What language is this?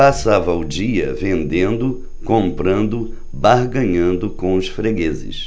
Portuguese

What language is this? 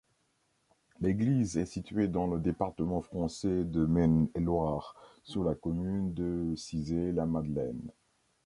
French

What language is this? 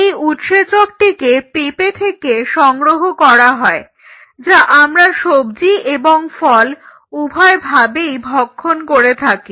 Bangla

